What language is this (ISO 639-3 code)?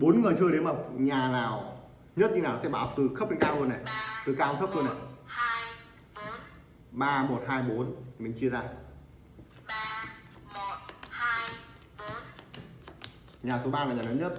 vie